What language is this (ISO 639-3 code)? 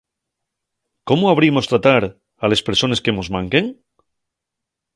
ast